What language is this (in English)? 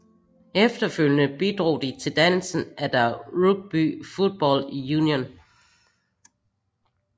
Danish